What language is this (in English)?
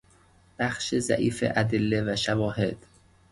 Persian